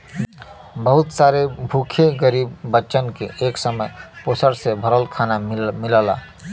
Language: Bhojpuri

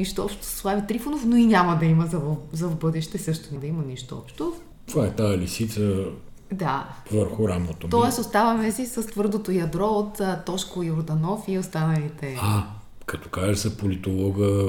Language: Bulgarian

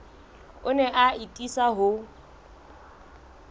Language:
Southern Sotho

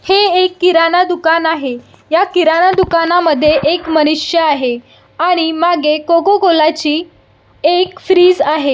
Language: Marathi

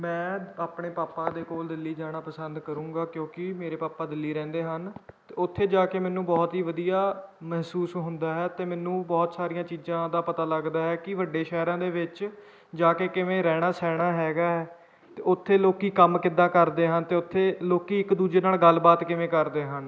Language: Punjabi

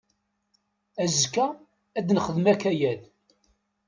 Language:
Kabyle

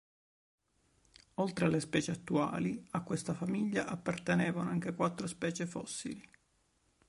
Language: Italian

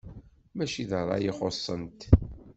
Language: Kabyle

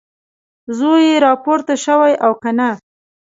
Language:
Pashto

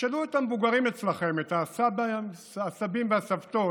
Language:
Hebrew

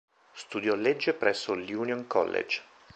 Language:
Italian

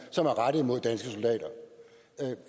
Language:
Danish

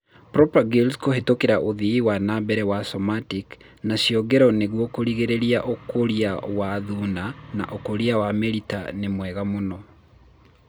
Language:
Kikuyu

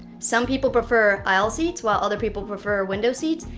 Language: English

